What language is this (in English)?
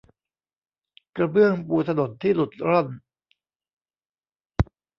Thai